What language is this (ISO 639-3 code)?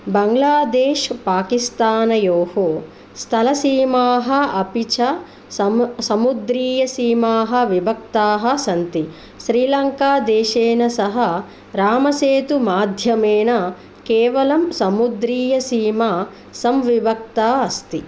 san